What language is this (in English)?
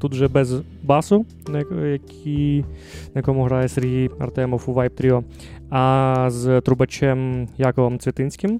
Ukrainian